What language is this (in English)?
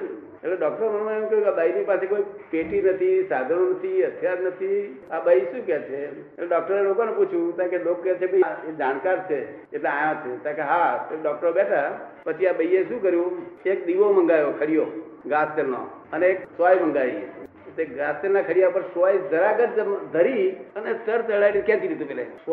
Gujarati